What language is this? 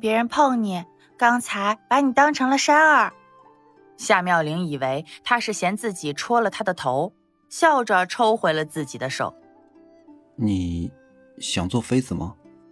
Chinese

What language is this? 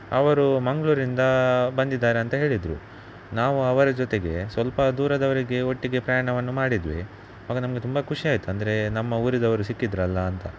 Kannada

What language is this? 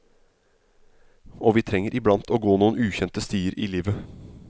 Norwegian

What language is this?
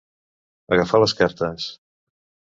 Catalan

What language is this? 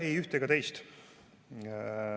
Estonian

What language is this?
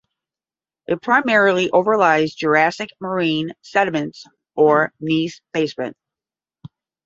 English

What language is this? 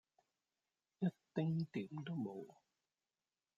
Cantonese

